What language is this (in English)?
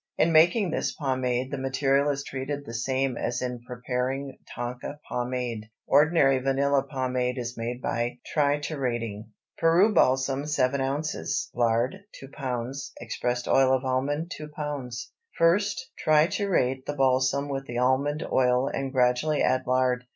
English